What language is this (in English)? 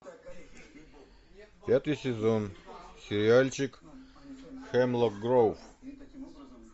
Russian